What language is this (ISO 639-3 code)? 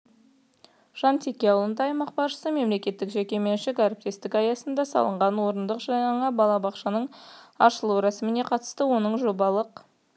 kaz